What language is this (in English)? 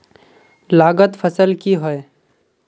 Magahi